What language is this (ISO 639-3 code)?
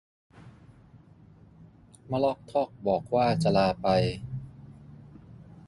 tha